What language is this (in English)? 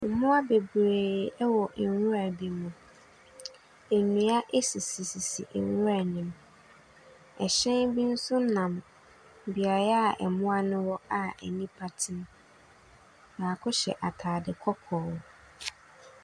Akan